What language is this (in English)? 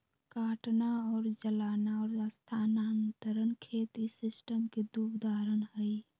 Magahi